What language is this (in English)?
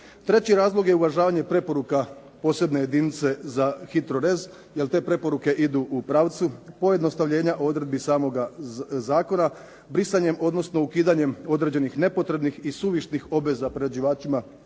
Croatian